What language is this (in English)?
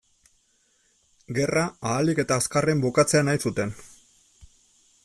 Basque